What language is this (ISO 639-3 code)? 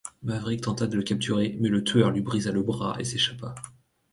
fra